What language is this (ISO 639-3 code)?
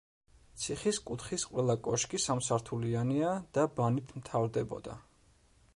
kat